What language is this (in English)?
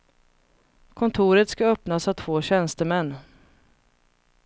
Swedish